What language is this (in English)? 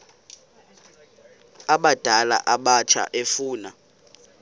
Xhosa